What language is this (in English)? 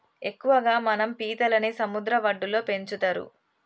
Telugu